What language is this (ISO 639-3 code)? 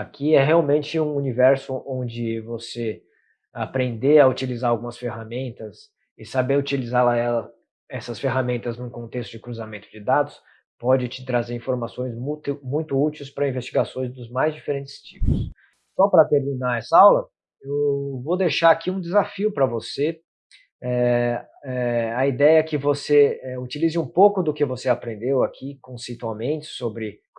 por